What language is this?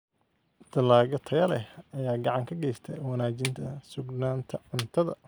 Somali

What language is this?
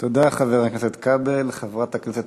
Hebrew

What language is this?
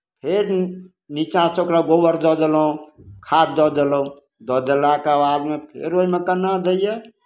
Maithili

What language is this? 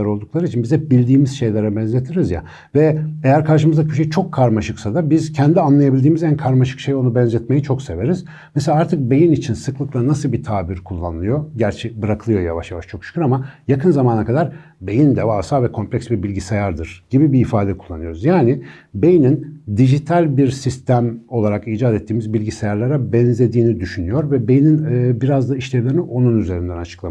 Turkish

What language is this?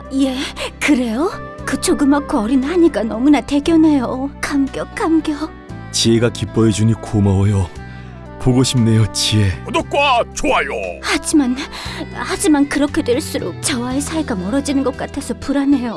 Korean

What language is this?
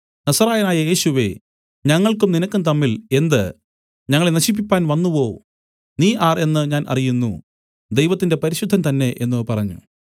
Malayalam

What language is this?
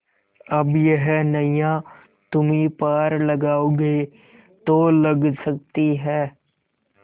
Hindi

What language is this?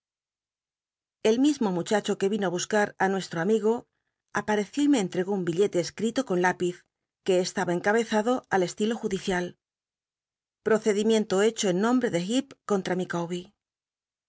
Spanish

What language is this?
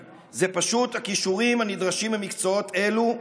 Hebrew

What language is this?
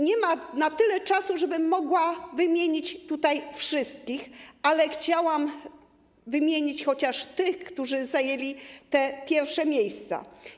Polish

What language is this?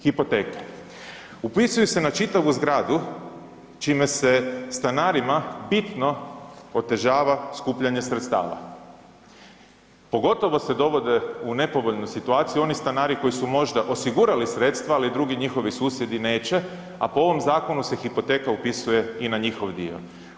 Croatian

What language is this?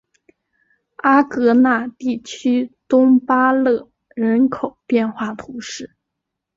Chinese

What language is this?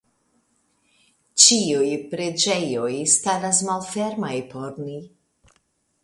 Esperanto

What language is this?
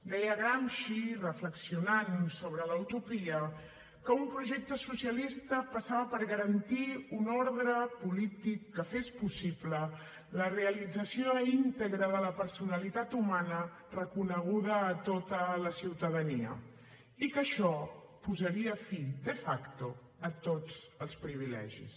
Catalan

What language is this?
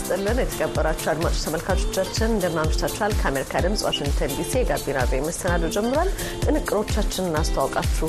Amharic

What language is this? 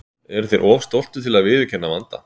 Icelandic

